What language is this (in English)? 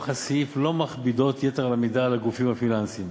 Hebrew